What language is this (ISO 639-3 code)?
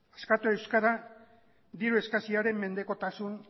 eus